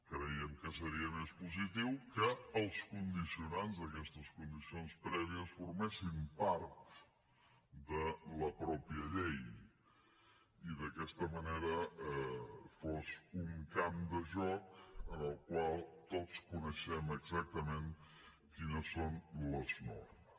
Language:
Catalan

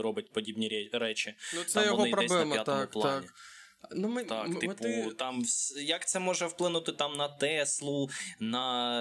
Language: Ukrainian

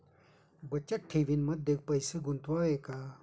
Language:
Marathi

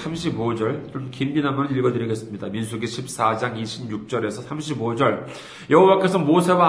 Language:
Korean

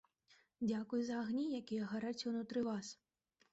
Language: Belarusian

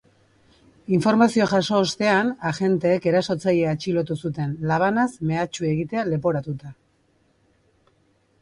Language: Basque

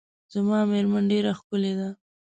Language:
Pashto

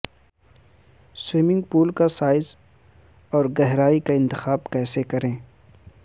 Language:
Urdu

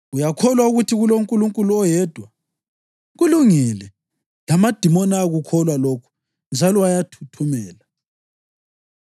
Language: North Ndebele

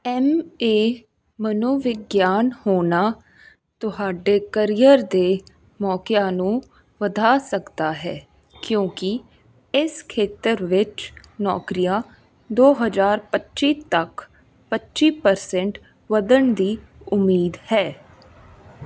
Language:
Punjabi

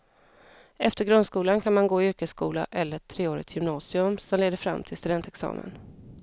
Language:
Swedish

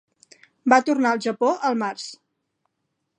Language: Catalan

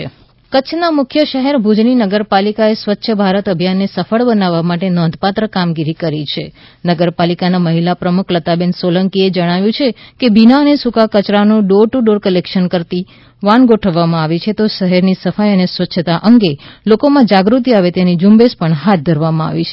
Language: Gujarati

